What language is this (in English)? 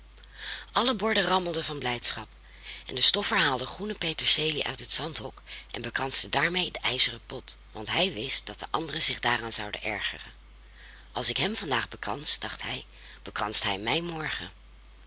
Dutch